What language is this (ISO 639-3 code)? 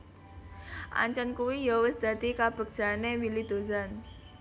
jav